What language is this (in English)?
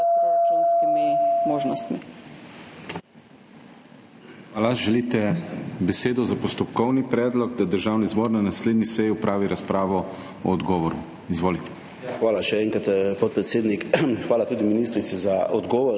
Slovenian